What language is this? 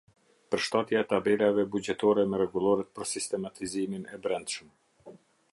Albanian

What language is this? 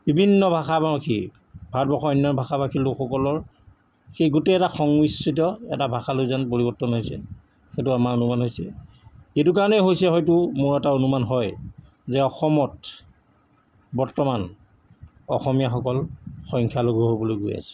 Assamese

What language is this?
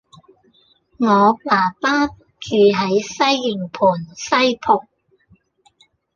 Cantonese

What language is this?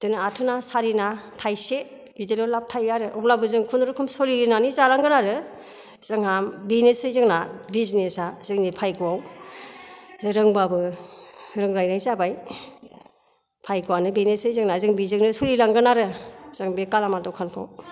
Bodo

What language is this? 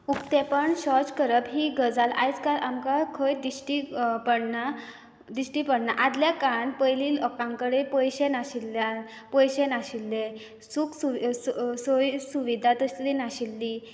Konkani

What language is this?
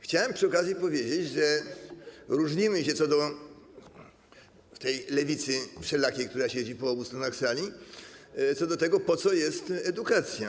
Polish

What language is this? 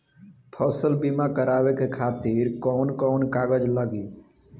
Bhojpuri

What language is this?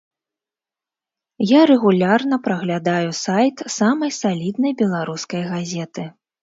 Belarusian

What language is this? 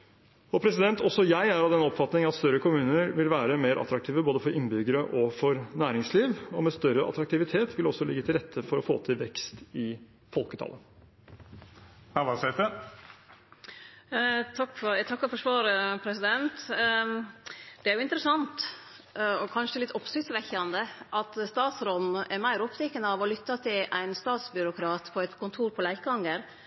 Norwegian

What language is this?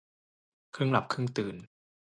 Thai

